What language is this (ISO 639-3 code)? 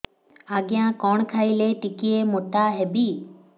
ori